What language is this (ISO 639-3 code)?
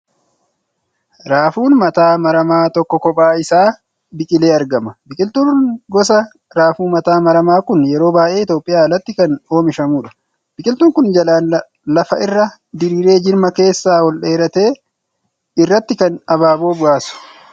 orm